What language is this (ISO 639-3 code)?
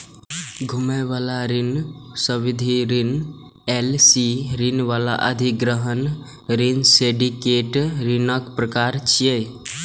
mai